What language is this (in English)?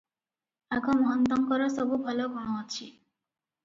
Odia